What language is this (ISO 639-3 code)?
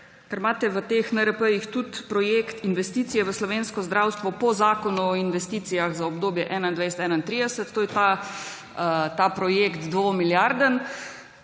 slv